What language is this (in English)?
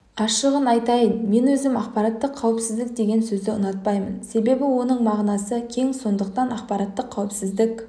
Kazakh